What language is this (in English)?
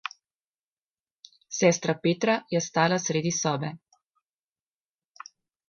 Slovenian